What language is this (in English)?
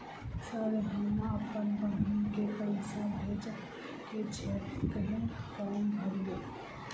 Maithili